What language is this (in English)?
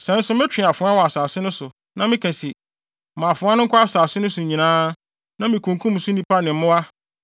Akan